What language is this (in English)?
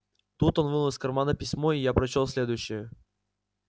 Russian